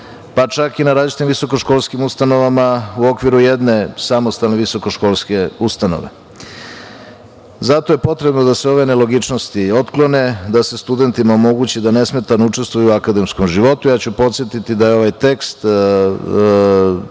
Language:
Serbian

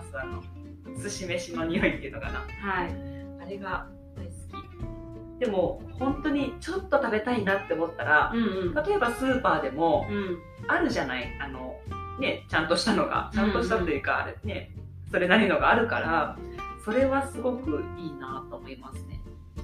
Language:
Japanese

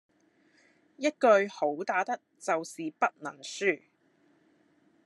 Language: Cantonese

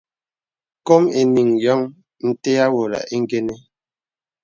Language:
Bebele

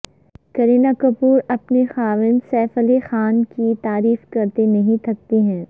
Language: Urdu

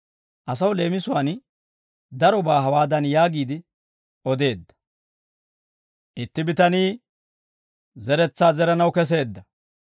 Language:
Dawro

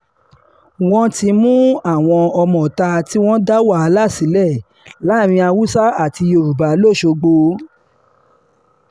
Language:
Yoruba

